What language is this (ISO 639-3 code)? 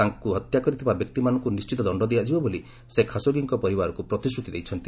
ori